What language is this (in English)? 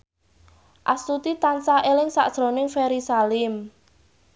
Javanese